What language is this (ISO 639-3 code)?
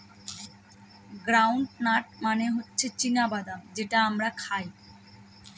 ben